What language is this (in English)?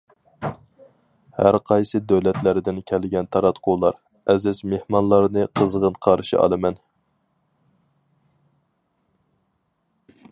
Uyghur